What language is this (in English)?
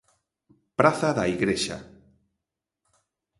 Galician